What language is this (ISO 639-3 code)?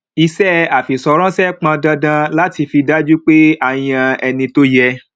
yor